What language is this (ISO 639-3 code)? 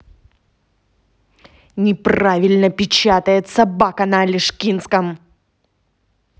rus